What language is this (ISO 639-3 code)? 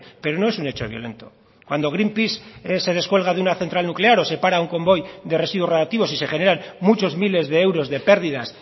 spa